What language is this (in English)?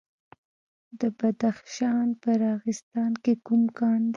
Pashto